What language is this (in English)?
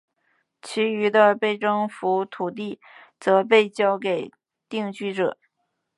Chinese